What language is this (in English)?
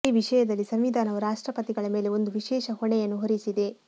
Kannada